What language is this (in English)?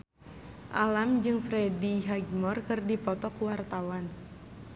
Sundanese